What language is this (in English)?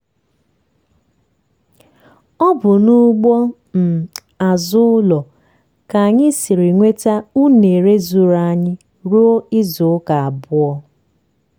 Igbo